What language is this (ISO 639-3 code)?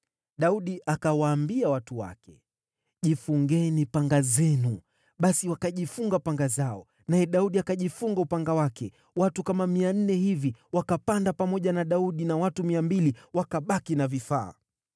swa